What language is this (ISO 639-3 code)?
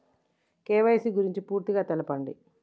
tel